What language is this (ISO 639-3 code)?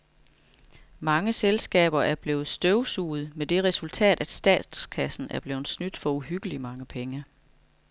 dan